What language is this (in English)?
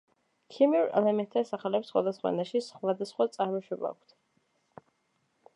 Georgian